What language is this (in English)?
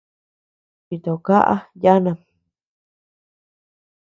Tepeuxila Cuicatec